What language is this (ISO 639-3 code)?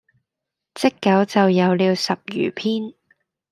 yue